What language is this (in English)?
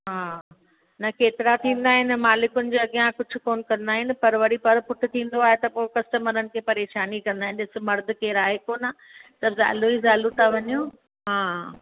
Sindhi